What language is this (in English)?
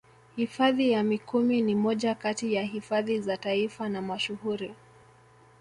Swahili